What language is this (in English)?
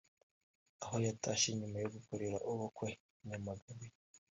Kinyarwanda